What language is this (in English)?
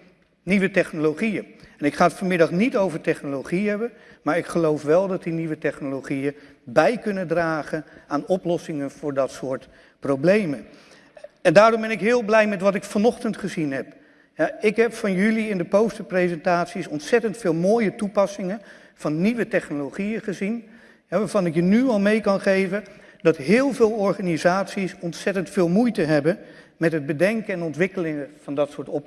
Dutch